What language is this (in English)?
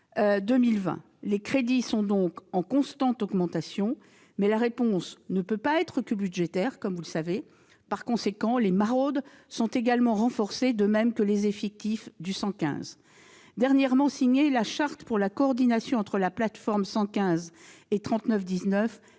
French